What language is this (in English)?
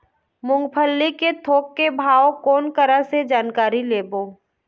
Chhattisgarhi